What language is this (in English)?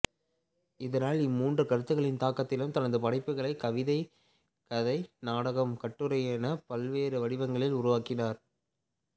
Tamil